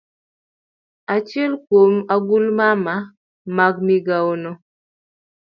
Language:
Luo (Kenya and Tanzania)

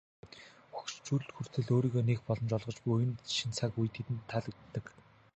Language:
Mongolian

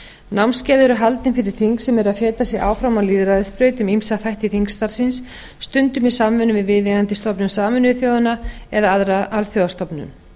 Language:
Icelandic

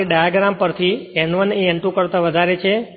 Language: Gujarati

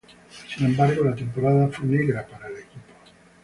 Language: Spanish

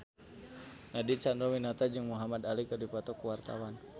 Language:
Sundanese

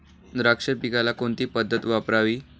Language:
Marathi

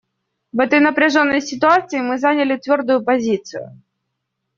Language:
Russian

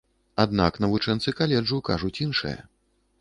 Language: Belarusian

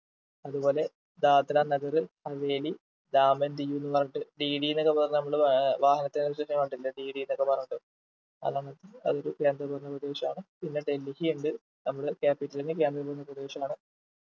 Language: Malayalam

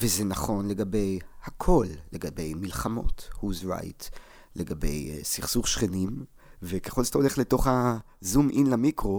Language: Hebrew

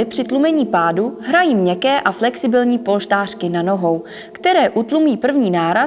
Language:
Czech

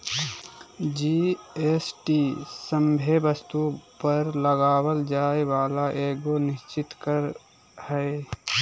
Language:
Magahi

